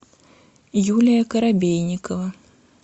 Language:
Russian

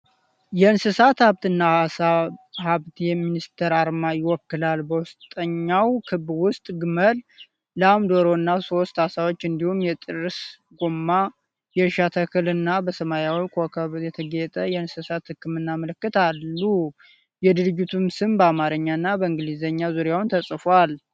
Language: Amharic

